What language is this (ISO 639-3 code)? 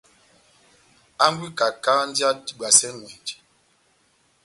bnm